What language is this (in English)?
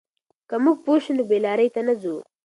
Pashto